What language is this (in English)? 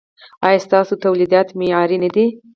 Pashto